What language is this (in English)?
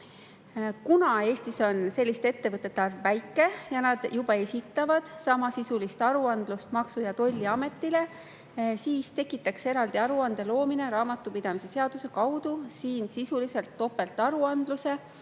Estonian